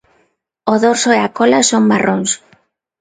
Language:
Galician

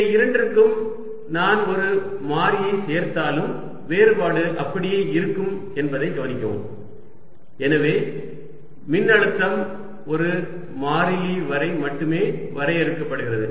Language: Tamil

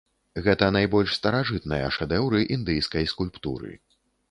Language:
Belarusian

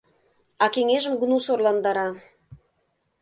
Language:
Mari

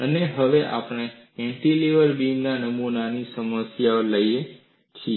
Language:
Gujarati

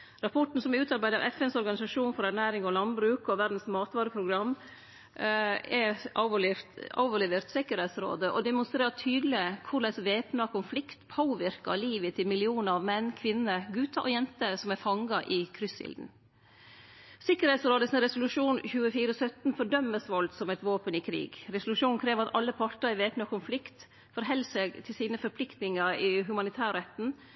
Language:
Norwegian Nynorsk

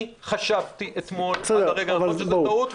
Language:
Hebrew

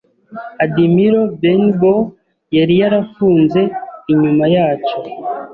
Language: Kinyarwanda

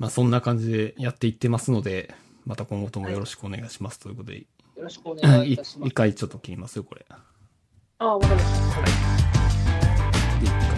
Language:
Japanese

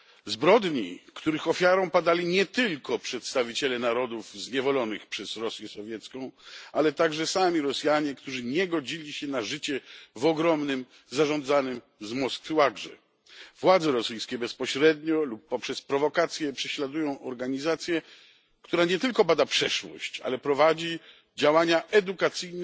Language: Polish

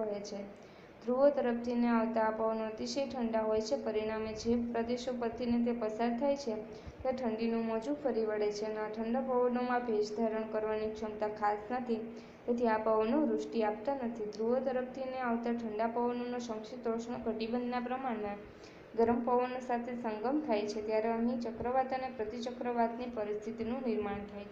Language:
Romanian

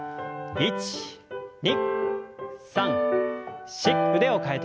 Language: Japanese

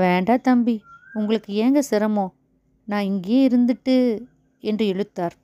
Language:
Tamil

